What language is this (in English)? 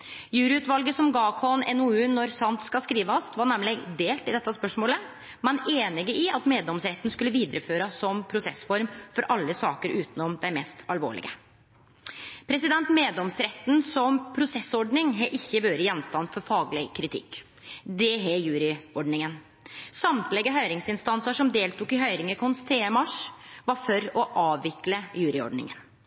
Norwegian Nynorsk